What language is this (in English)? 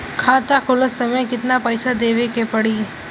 Bhojpuri